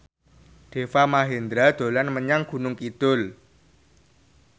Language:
Javanese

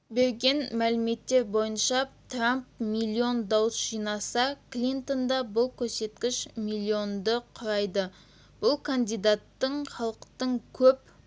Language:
Kazakh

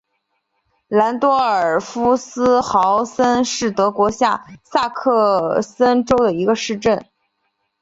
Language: Chinese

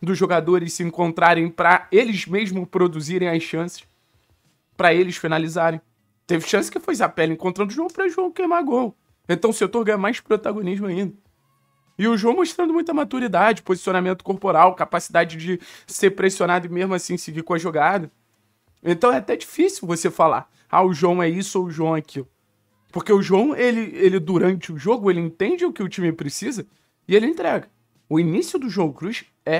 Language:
Portuguese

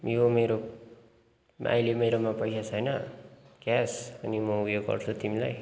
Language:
Nepali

